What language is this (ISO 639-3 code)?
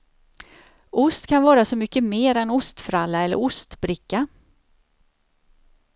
swe